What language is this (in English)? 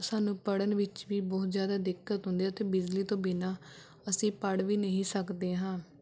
Punjabi